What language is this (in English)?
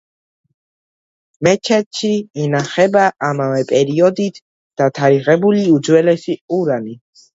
Georgian